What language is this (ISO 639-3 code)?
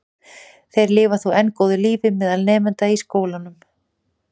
isl